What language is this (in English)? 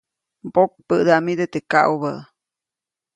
Copainalá Zoque